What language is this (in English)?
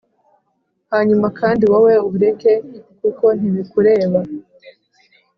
Kinyarwanda